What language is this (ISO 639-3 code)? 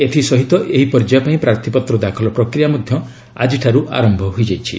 ori